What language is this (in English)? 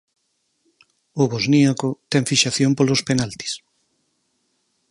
Galician